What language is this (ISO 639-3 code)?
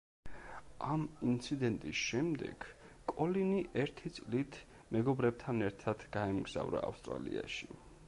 kat